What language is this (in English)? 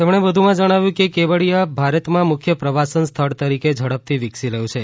Gujarati